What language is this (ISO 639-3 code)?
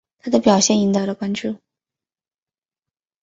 zho